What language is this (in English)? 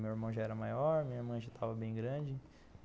Portuguese